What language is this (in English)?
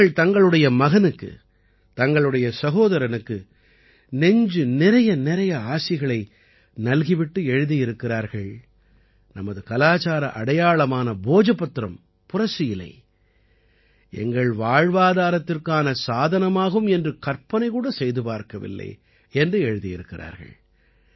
Tamil